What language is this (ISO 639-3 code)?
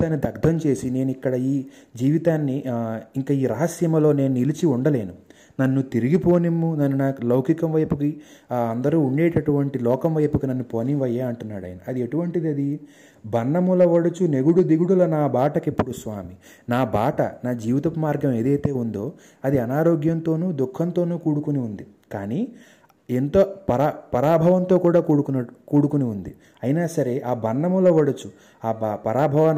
tel